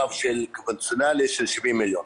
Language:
Hebrew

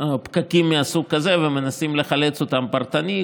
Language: Hebrew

